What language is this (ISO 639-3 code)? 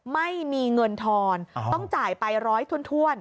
tha